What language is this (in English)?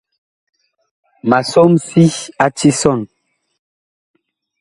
Bakoko